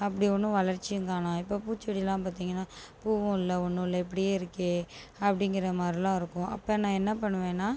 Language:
Tamil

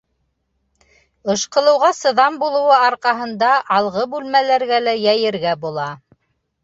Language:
Bashkir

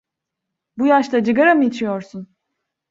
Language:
Turkish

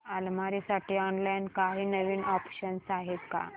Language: Marathi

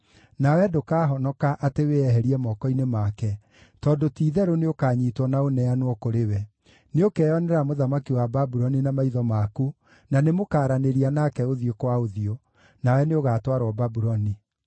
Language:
Kikuyu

